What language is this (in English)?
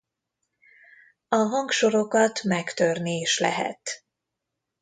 Hungarian